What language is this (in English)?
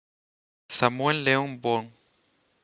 Spanish